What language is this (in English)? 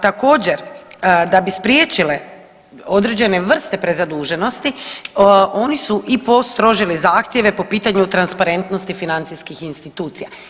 Croatian